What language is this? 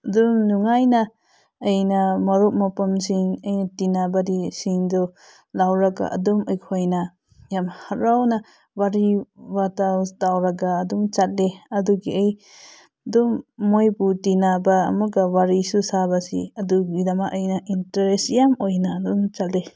Manipuri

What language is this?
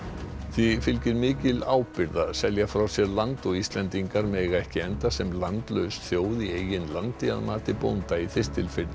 Icelandic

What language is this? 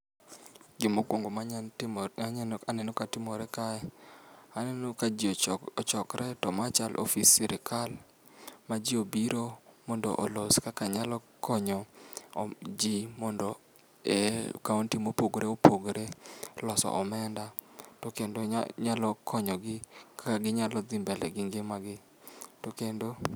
Luo (Kenya and Tanzania)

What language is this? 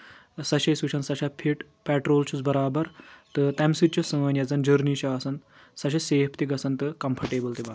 Kashmiri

